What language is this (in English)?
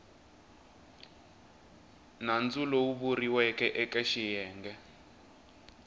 Tsonga